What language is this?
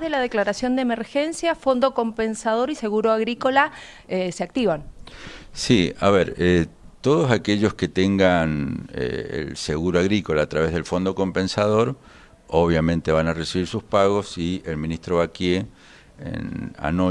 Spanish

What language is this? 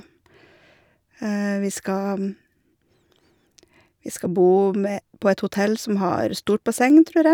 Norwegian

